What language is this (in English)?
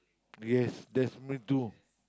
English